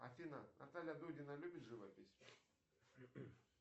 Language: Russian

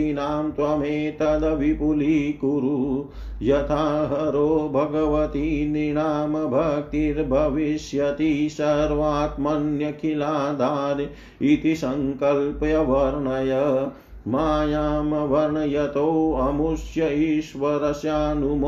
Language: Hindi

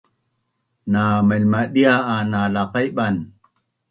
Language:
Bunun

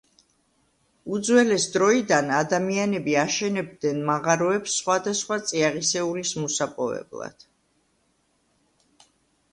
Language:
Georgian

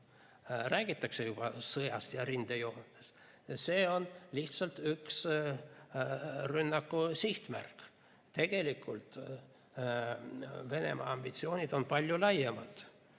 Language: Estonian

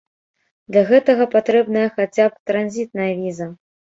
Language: Belarusian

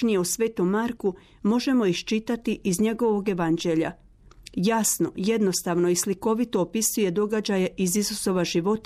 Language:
Croatian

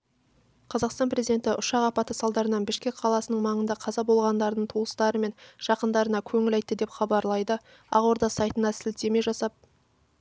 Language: Kazakh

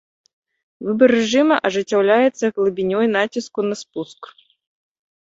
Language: Belarusian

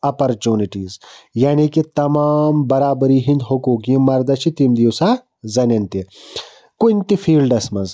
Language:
Kashmiri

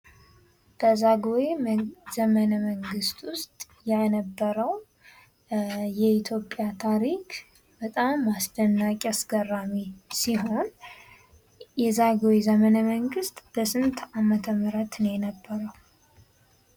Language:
Amharic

